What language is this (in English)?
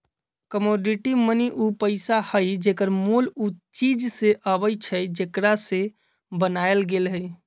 Magahi